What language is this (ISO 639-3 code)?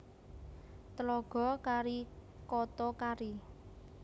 jav